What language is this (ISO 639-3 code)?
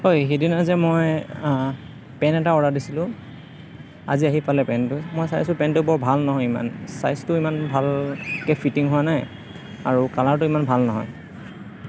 asm